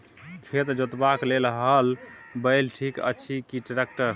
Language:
Maithili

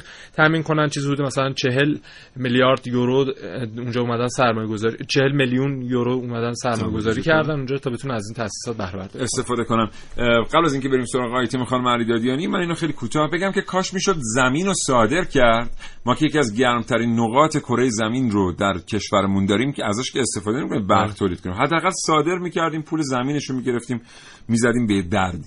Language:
Persian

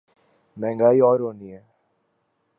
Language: Urdu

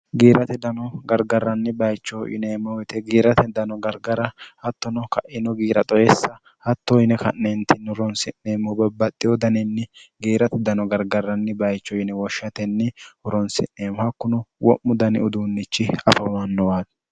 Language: Sidamo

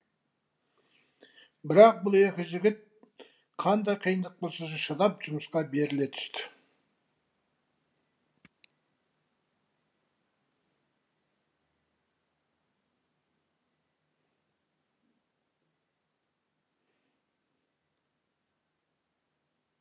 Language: Kazakh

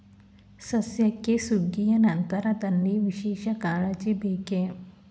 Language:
Kannada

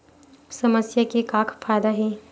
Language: Chhattisgarhi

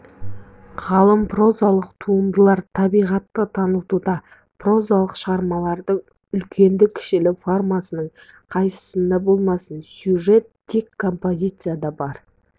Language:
Kazakh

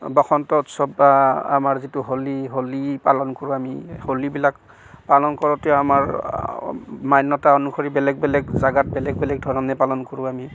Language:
Assamese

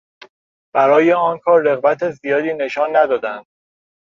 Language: Persian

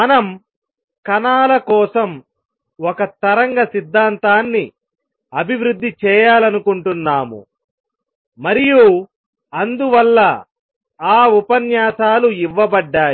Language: Telugu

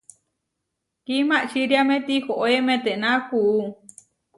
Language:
Huarijio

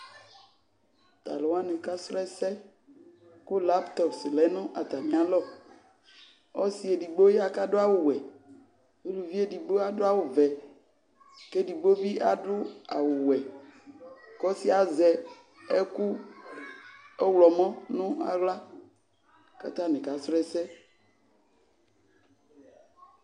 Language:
Ikposo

